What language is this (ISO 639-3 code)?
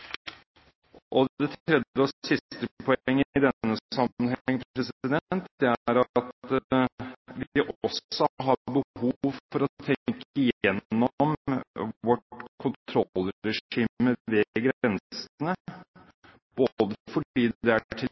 nob